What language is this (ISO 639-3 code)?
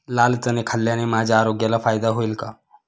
mar